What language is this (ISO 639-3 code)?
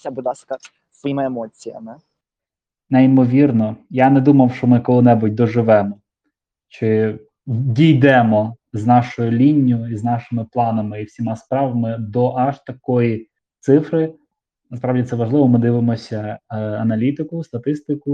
ukr